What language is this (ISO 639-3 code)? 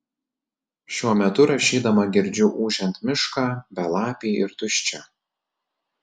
lit